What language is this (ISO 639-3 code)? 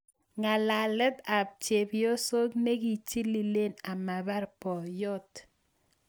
kln